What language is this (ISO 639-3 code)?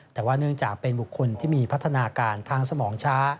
tha